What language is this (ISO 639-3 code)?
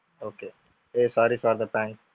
tam